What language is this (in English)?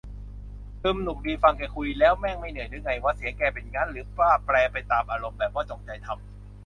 Thai